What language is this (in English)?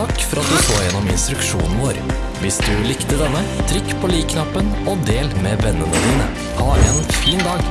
Norwegian